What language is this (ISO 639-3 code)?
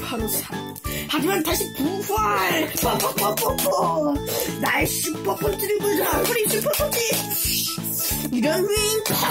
kor